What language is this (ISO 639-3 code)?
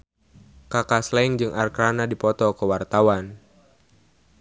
sun